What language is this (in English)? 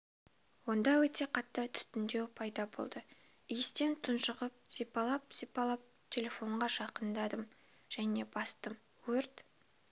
Kazakh